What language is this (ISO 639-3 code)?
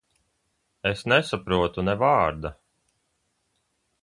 lav